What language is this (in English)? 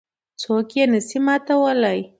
Pashto